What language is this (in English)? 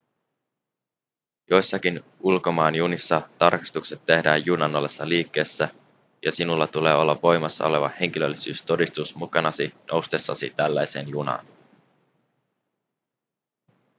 Finnish